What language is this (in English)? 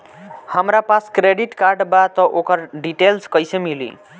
Bhojpuri